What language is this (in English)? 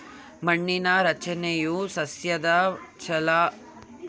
Kannada